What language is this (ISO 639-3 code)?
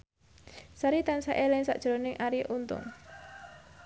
jav